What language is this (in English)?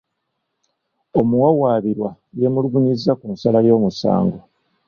Ganda